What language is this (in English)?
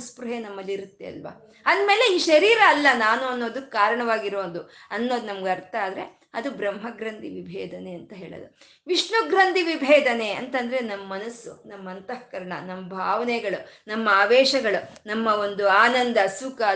Kannada